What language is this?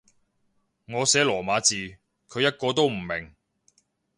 Cantonese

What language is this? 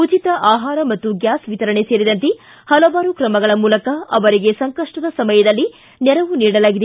Kannada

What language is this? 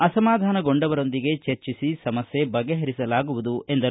Kannada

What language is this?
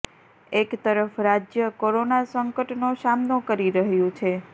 Gujarati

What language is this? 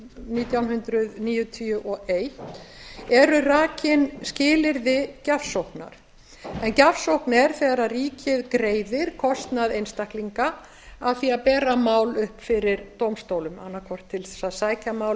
Icelandic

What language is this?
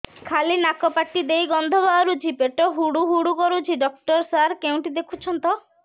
Odia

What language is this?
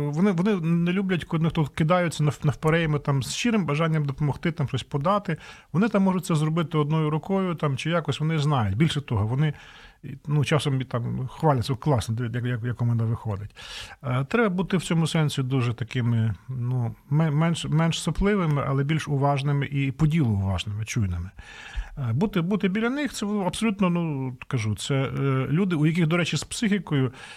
Ukrainian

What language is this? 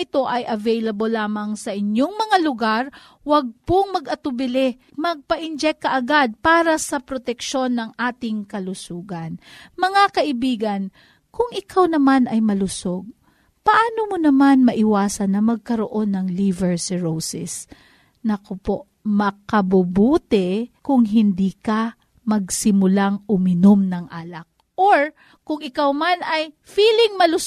Filipino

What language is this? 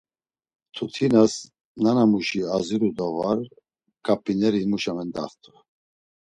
Laz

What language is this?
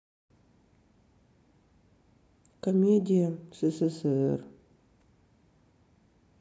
Russian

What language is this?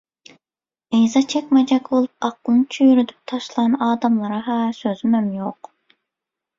Turkmen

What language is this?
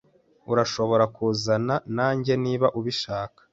Kinyarwanda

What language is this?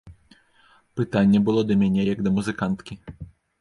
Belarusian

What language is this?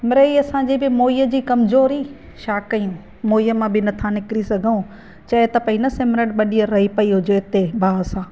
Sindhi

